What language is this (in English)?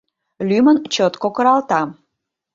Mari